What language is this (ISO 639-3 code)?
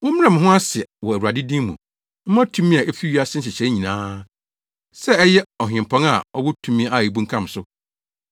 aka